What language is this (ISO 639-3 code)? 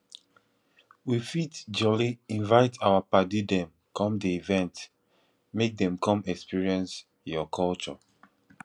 pcm